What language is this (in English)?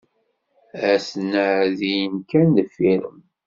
Kabyle